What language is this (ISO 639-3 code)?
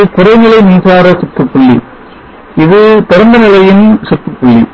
tam